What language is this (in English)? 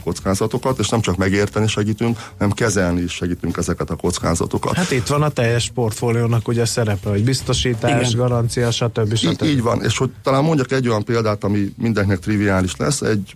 Hungarian